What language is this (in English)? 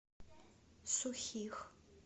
Russian